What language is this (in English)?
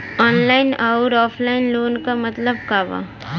Bhojpuri